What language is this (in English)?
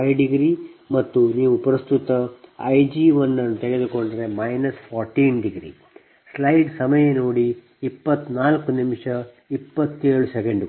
Kannada